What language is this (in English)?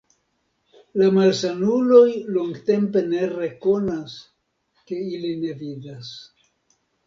Esperanto